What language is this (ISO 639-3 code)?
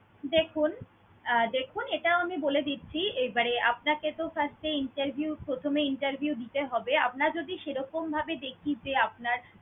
ben